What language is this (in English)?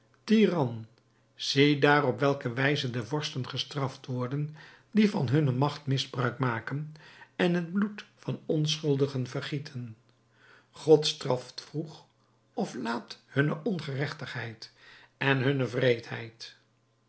Dutch